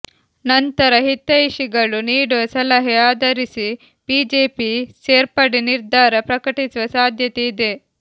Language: Kannada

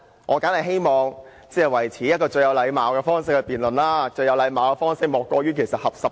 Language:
Cantonese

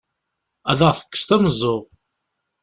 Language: Kabyle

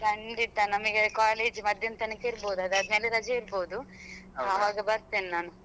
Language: Kannada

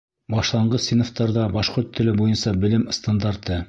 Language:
Bashkir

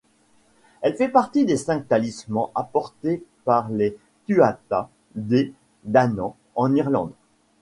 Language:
French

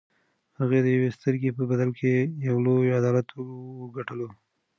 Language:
Pashto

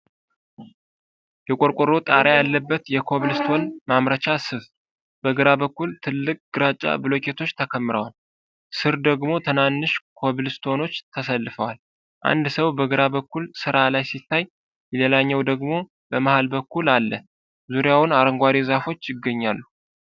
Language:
Amharic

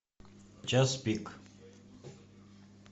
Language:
Russian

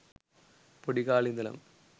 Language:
Sinhala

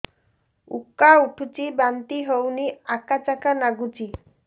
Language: Odia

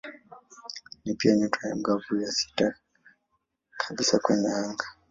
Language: Swahili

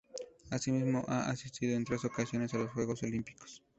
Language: Spanish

